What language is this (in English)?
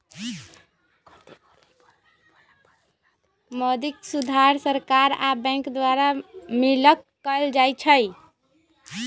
Magahi